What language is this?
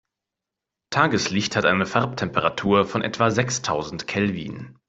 German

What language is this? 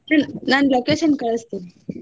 Kannada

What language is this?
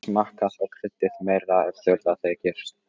Icelandic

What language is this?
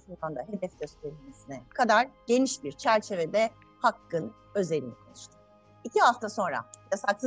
Turkish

